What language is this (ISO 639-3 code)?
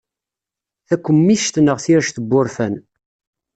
kab